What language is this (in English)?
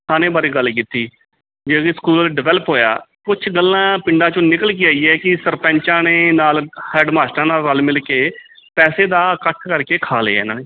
Punjabi